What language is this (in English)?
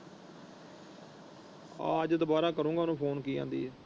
Punjabi